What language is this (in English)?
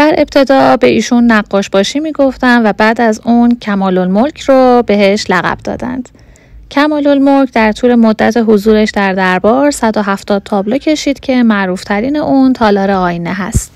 Persian